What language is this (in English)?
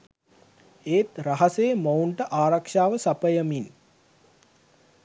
Sinhala